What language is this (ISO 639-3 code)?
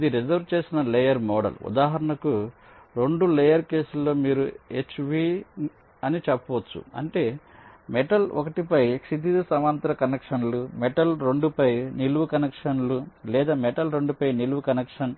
tel